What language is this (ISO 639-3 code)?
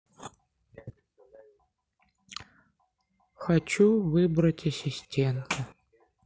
rus